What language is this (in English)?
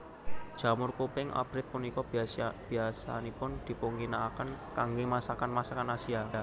Javanese